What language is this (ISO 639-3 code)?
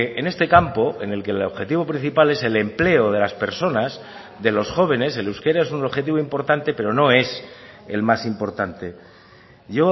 spa